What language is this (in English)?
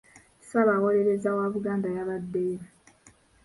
Ganda